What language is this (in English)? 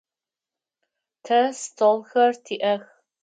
Adyghe